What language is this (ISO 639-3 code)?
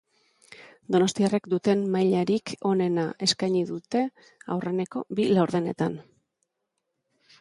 eus